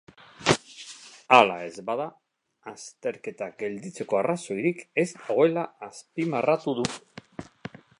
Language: Basque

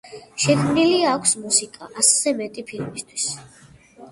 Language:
Georgian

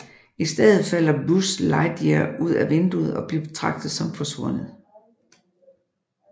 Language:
Danish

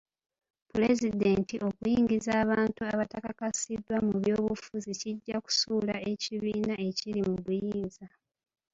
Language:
Ganda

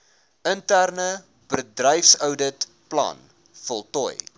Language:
Afrikaans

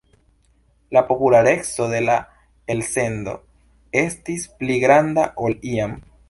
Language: Esperanto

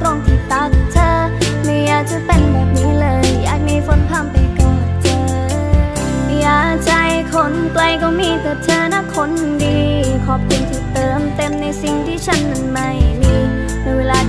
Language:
Thai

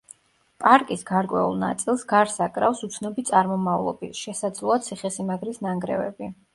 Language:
Georgian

